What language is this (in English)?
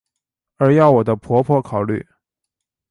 Chinese